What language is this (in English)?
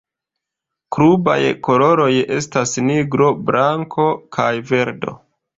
Esperanto